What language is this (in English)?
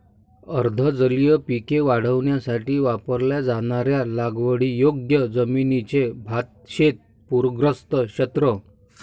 Marathi